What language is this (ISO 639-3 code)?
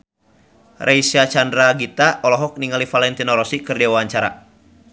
sun